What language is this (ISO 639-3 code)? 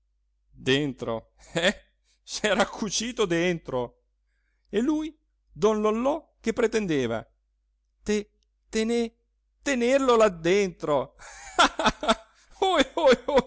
ita